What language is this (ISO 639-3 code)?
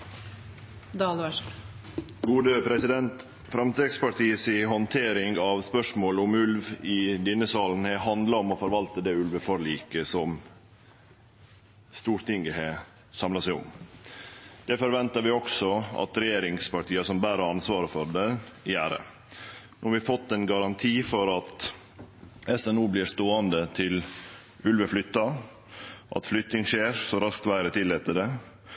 nno